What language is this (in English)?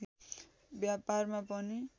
Nepali